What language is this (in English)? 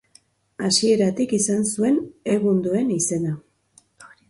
Basque